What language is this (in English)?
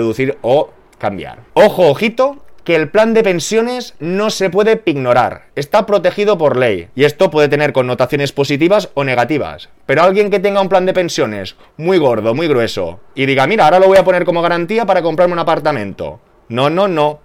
Spanish